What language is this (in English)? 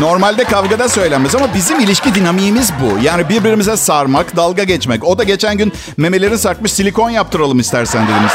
Turkish